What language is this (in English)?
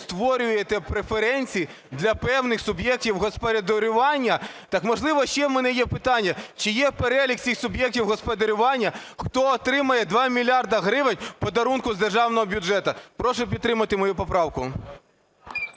Ukrainian